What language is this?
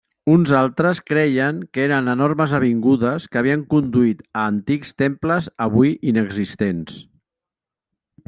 Catalan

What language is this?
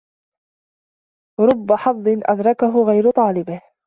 Arabic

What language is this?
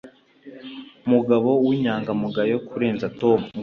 Kinyarwanda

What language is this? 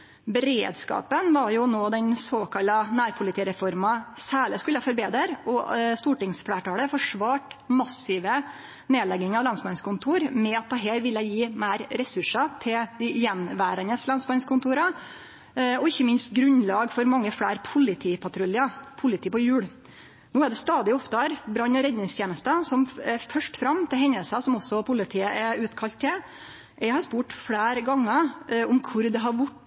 Norwegian Nynorsk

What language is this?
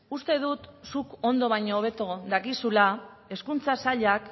Basque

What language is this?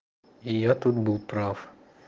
Russian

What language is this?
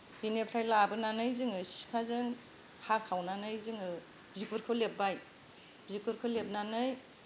Bodo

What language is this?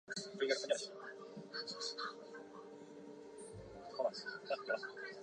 Chinese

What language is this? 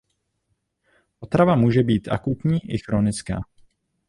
Czech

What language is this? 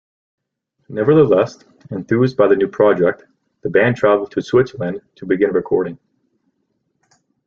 English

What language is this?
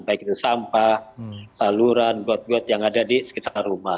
Indonesian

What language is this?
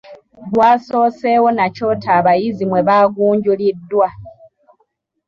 Ganda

